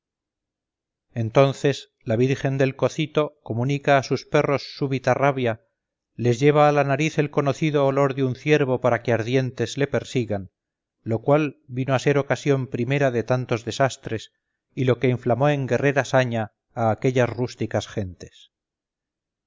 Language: Spanish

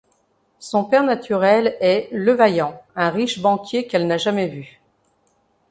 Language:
French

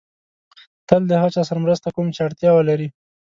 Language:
Pashto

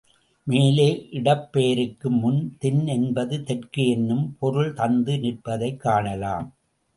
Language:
Tamil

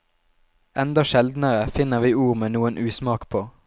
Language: Norwegian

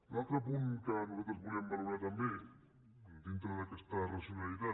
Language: Catalan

